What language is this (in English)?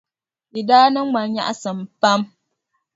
Dagbani